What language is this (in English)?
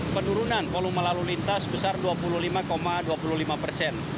Indonesian